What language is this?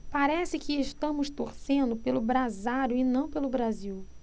Portuguese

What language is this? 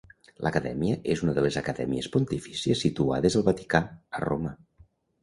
Catalan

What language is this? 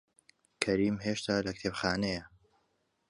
Central Kurdish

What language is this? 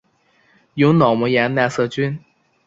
Chinese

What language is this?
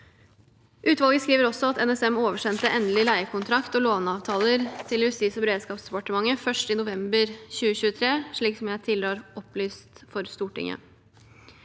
Norwegian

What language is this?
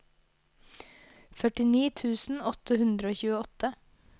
Norwegian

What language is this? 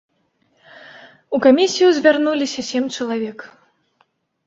Belarusian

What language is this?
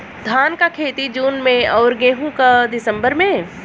Bhojpuri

